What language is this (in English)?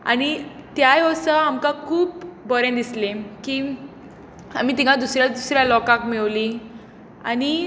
Konkani